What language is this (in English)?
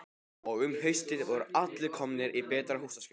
Icelandic